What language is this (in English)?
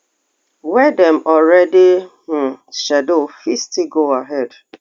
Nigerian Pidgin